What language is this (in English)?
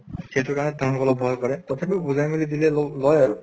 Assamese